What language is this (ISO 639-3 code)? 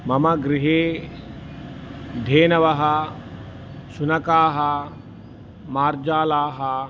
san